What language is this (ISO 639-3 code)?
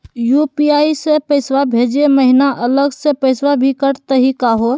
mag